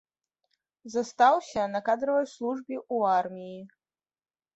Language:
Belarusian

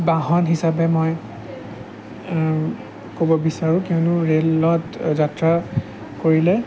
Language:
Assamese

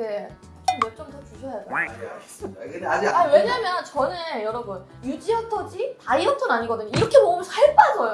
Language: Korean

